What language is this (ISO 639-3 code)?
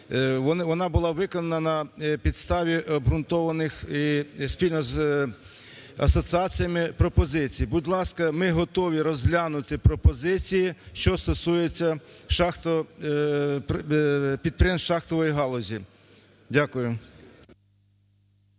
ukr